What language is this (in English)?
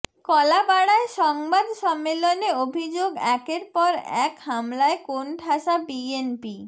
Bangla